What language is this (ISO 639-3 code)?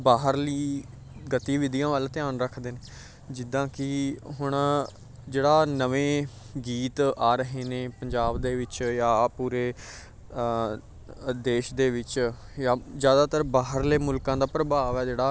pan